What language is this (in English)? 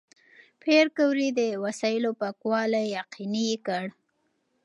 Pashto